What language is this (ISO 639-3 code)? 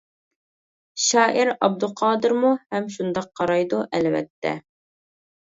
uig